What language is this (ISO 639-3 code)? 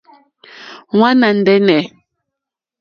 bri